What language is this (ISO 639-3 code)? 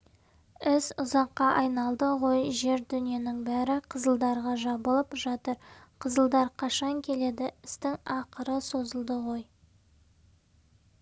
kaz